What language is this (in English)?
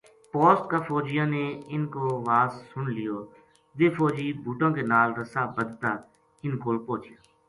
Gujari